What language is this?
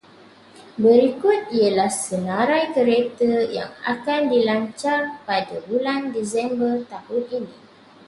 Malay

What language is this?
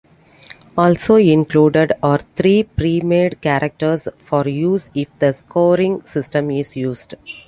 English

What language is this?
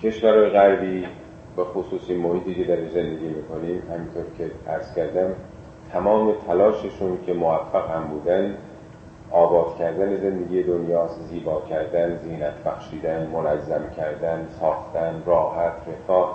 Persian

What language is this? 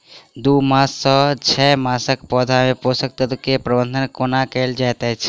Maithili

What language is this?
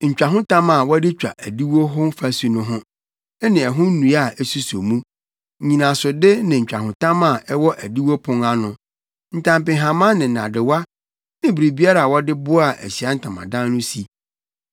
Akan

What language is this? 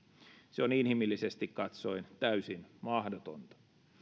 Finnish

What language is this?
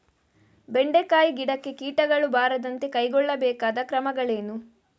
Kannada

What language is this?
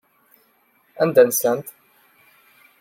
Kabyle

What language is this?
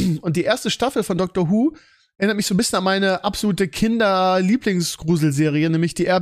German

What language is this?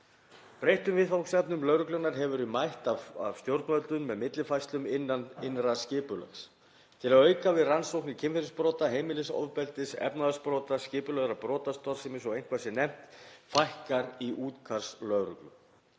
Icelandic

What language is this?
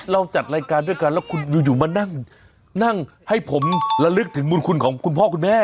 Thai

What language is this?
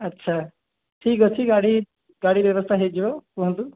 Odia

